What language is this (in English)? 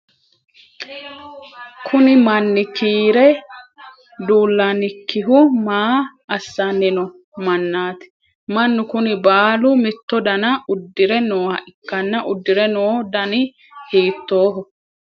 Sidamo